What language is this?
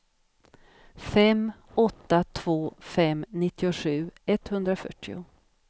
Swedish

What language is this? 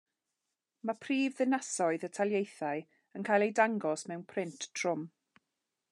Welsh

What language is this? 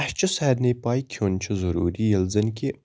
Kashmiri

